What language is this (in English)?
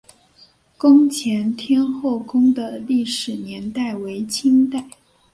Chinese